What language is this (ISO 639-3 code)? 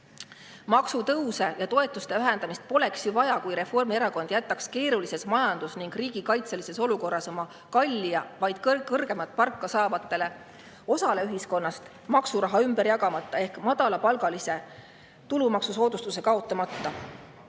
est